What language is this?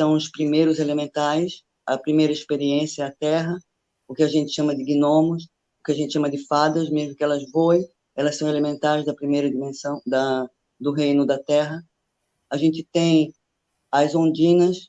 Portuguese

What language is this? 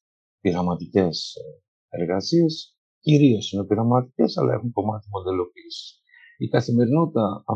Greek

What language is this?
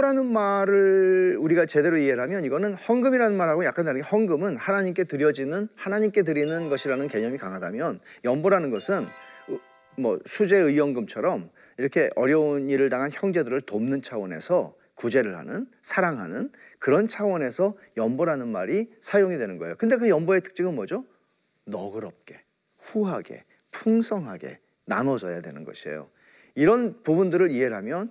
Korean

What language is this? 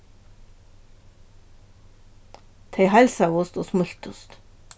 Faroese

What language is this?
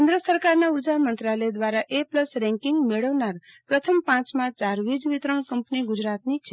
Gujarati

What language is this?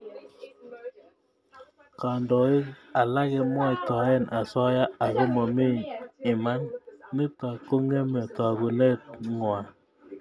Kalenjin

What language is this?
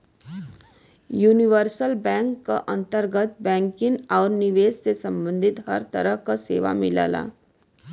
Bhojpuri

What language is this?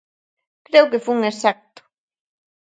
Galician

